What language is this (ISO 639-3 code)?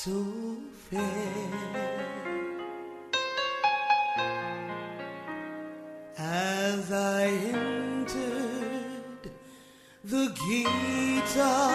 fil